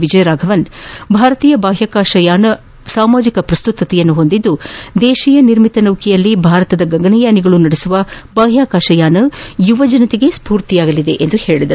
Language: Kannada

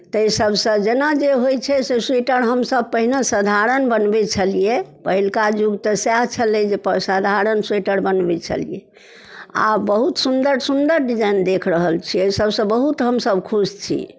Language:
Maithili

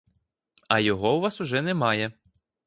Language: Ukrainian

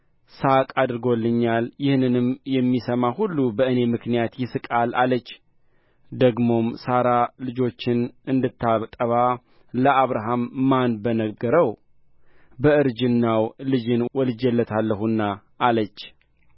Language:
Amharic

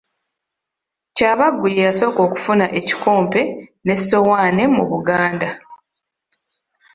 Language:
Ganda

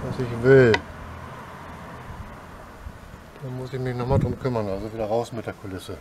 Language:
German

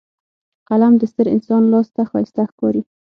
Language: Pashto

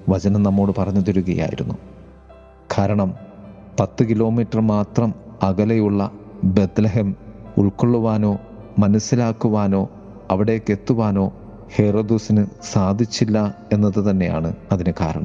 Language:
Malayalam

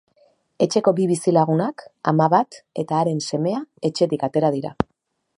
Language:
Basque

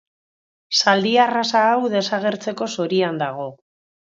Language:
Basque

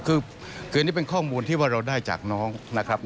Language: Thai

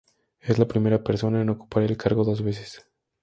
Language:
Spanish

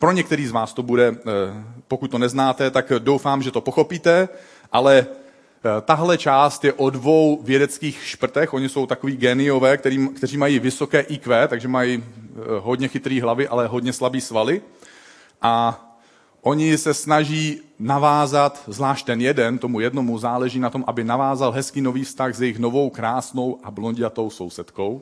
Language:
Czech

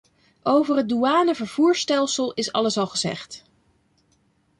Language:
Dutch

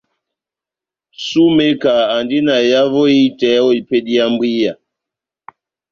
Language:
Batanga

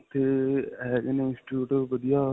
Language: Punjabi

